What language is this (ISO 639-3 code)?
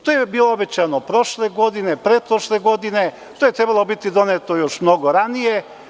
srp